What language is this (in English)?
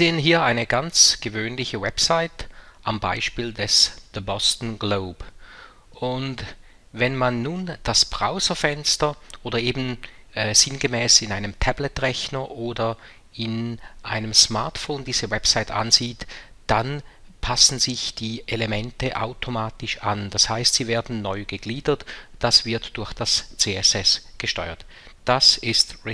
German